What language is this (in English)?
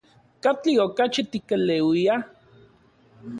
Central Puebla Nahuatl